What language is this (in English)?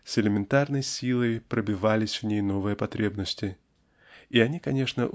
Russian